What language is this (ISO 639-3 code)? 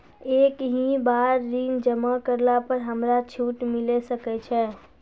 mai